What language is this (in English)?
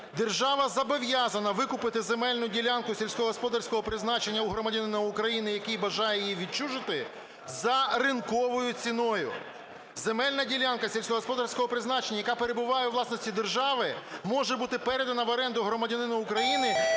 Ukrainian